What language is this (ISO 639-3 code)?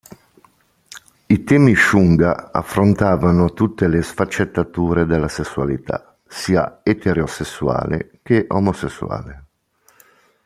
ita